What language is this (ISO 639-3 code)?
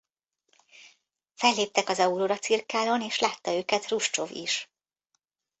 hun